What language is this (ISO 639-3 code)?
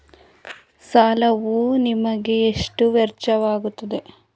kan